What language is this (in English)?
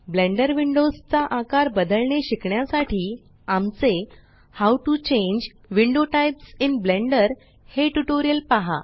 Marathi